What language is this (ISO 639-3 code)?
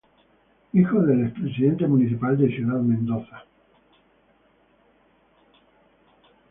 spa